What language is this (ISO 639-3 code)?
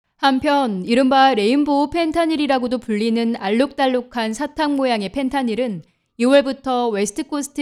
kor